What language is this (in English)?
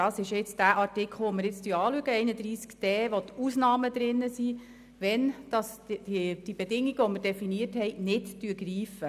Swiss German